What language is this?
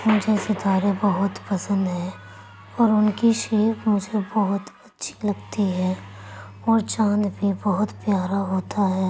Urdu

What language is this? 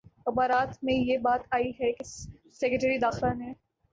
Urdu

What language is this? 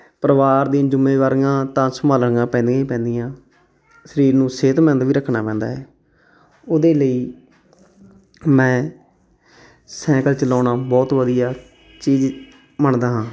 Punjabi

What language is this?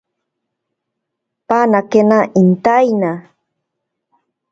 Ashéninka Perené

